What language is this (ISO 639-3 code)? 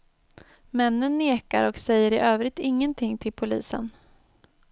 swe